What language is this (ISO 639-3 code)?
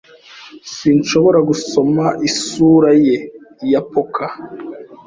kin